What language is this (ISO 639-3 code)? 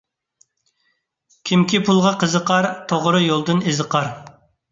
uig